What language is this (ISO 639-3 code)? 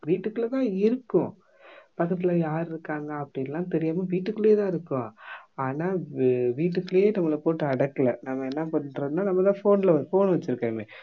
tam